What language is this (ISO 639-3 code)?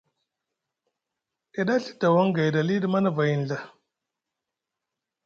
mug